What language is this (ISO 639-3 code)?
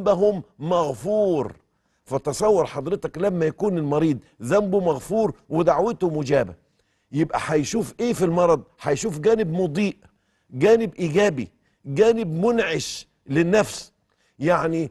ara